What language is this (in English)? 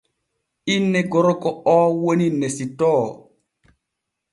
Borgu Fulfulde